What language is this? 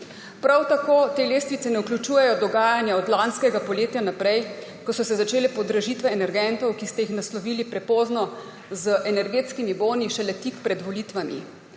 Slovenian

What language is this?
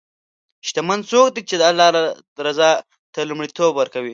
Pashto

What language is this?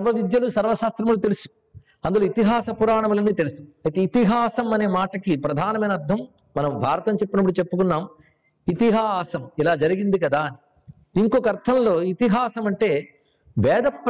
Telugu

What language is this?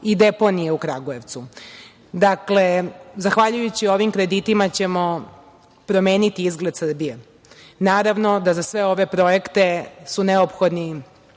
Serbian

